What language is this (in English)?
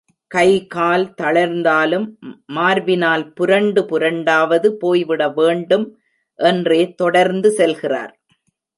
Tamil